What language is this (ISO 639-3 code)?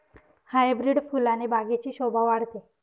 mar